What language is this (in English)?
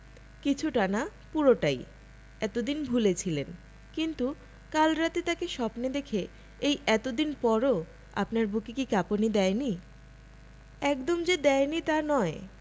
Bangla